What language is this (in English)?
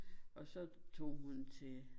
Danish